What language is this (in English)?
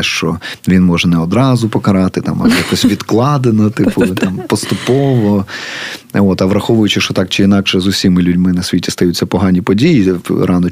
Ukrainian